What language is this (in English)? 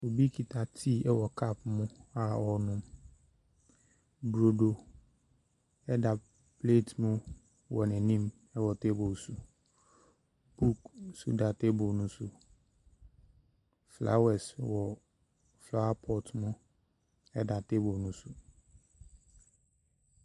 Akan